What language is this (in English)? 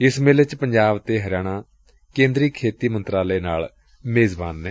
Punjabi